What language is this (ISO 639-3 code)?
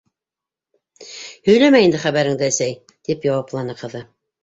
bak